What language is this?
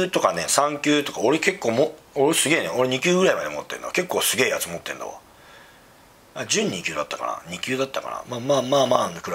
Japanese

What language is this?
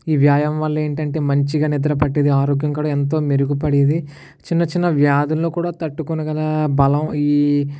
Telugu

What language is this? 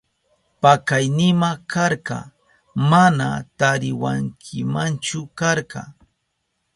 Southern Pastaza Quechua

